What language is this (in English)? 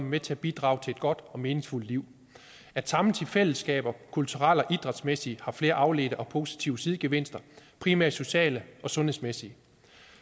Danish